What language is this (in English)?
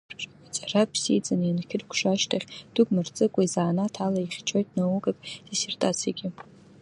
Abkhazian